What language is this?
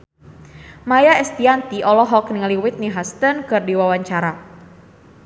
Sundanese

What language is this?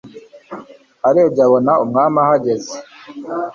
Kinyarwanda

